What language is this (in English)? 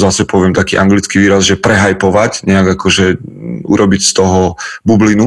Slovak